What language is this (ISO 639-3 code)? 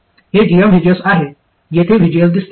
mar